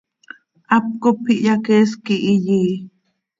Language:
Seri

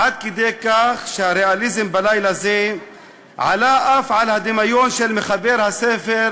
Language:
Hebrew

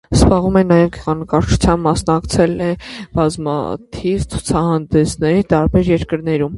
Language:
Armenian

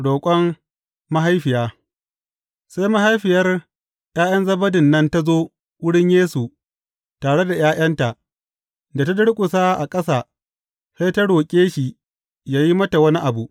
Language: Hausa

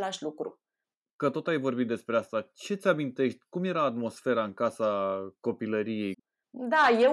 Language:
Romanian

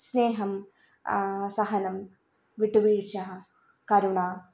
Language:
Malayalam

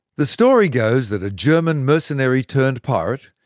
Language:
English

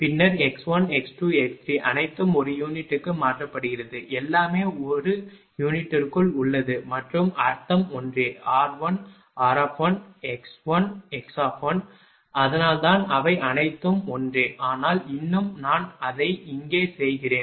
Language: Tamil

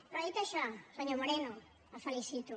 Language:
Catalan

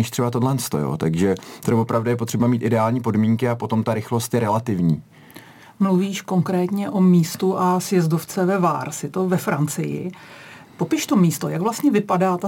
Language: Czech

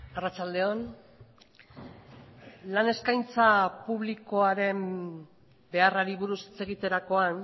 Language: Basque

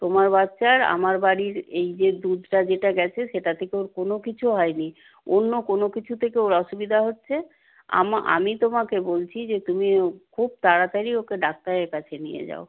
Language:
Bangla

